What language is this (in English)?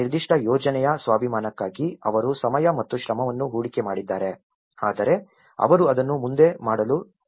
Kannada